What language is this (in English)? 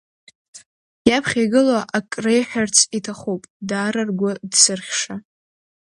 Abkhazian